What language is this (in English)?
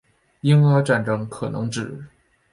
Chinese